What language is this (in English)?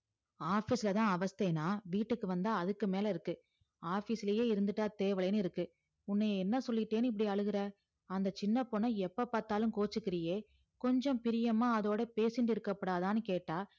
Tamil